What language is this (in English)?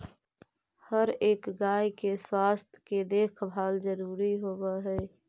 Magahi